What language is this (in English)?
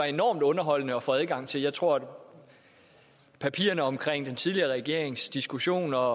Danish